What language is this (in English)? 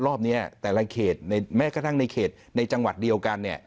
Thai